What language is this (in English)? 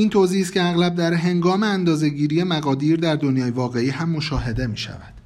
Persian